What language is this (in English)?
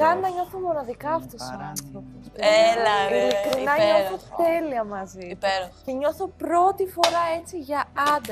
Greek